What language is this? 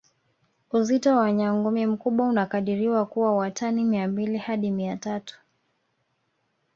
Swahili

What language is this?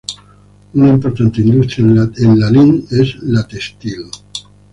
Spanish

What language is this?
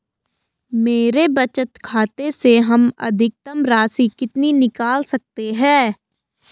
Hindi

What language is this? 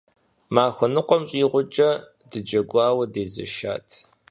Kabardian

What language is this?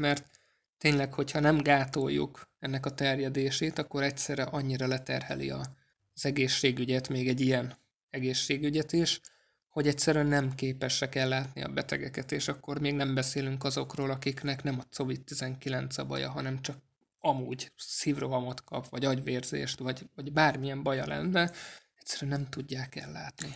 Hungarian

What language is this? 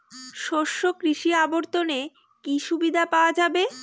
Bangla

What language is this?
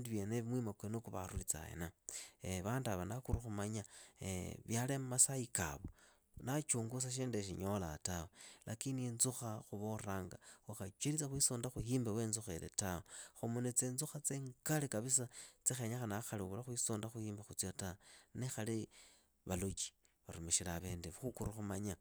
Idakho-Isukha-Tiriki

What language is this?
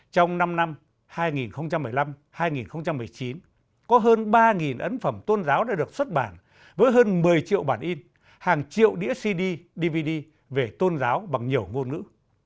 Vietnamese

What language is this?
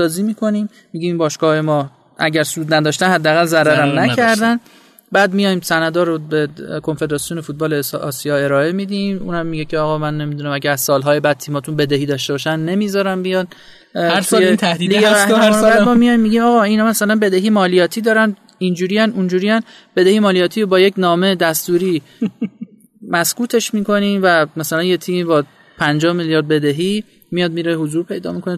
Persian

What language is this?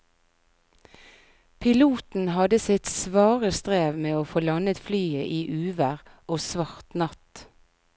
Norwegian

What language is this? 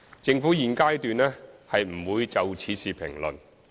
Cantonese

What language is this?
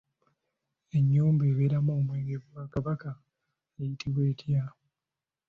Ganda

